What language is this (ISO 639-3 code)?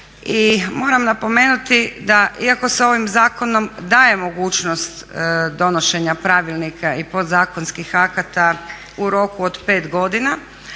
hrv